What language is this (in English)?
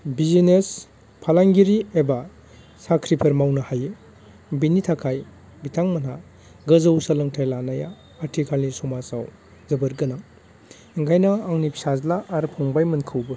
Bodo